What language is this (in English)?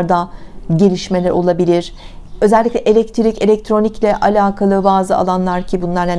Turkish